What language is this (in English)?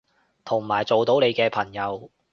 Cantonese